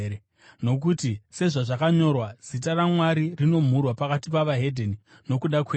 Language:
Shona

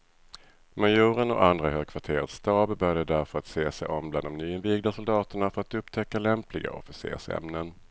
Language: Swedish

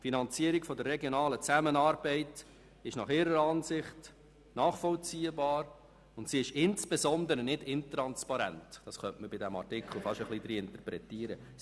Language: Swiss German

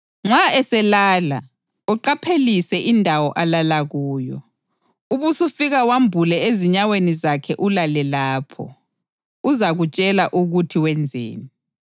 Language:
North Ndebele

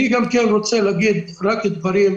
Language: Hebrew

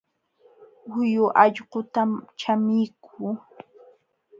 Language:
Jauja Wanca Quechua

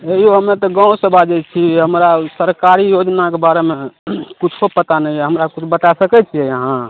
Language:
Maithili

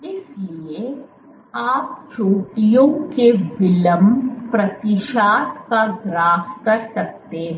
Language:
Hindi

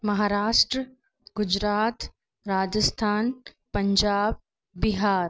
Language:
Sindhi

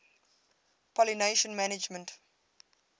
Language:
English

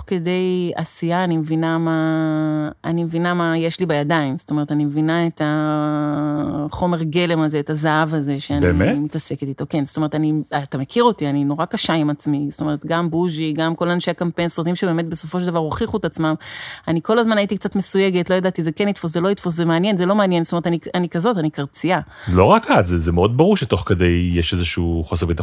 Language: Hebrew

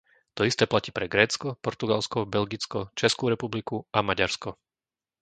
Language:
Slovak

